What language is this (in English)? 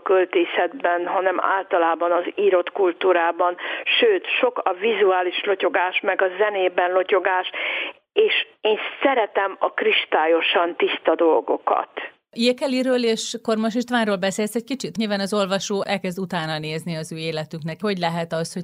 Hungarian